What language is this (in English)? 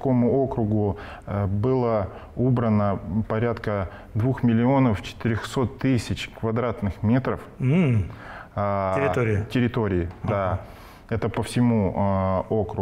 Russian